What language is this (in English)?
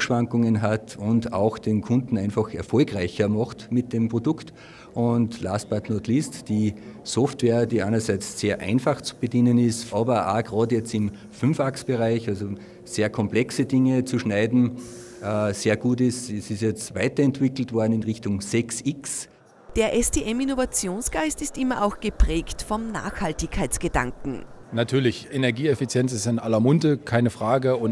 German